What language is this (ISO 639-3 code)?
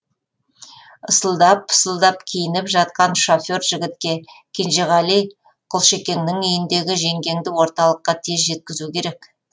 kaz